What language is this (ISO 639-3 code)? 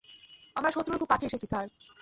ben